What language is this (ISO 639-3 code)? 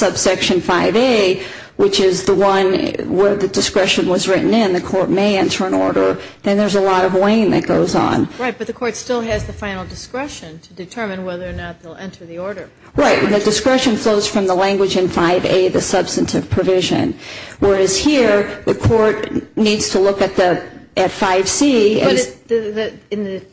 eng